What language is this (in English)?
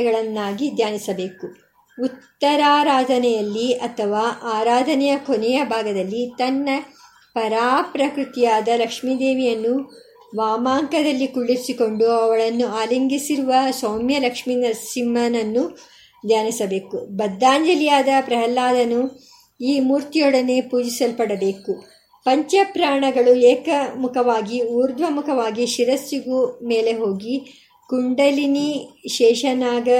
Kannada